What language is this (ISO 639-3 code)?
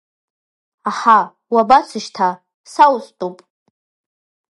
abk